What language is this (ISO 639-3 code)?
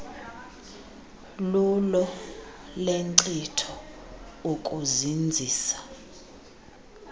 xho